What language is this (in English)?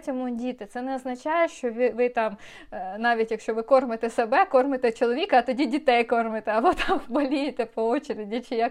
Ukrainian